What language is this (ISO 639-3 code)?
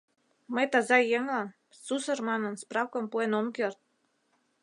chm